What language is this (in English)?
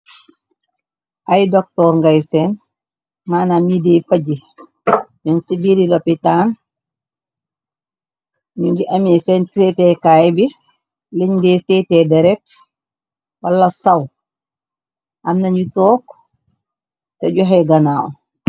Wolof